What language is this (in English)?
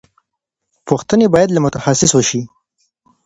Pashto